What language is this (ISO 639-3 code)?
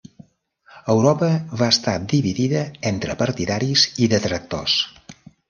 cat